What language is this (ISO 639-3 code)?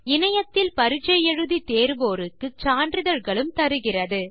tam